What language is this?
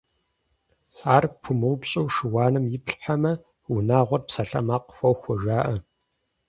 Kabardian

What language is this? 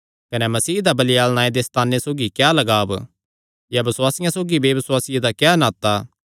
Kangri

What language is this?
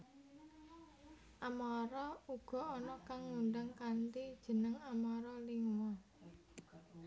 Javanese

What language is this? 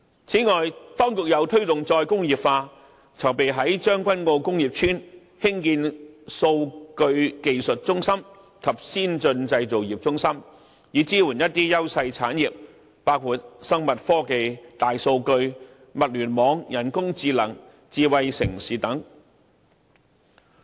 Cantonese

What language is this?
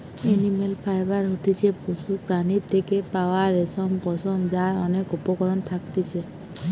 Bangla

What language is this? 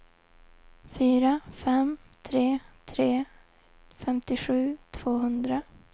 Swedish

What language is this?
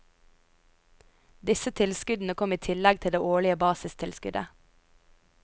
Norwegian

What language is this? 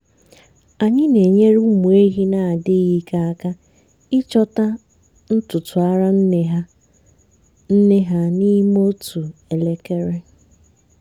Igbo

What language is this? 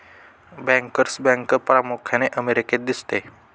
Marathi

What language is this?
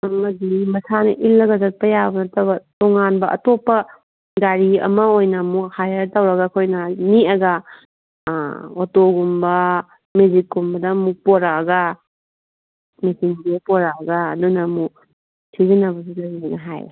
Manipuri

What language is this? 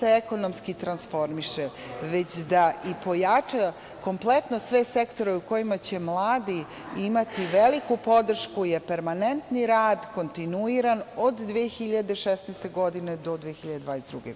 Serbian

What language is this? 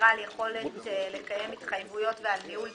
Hebrew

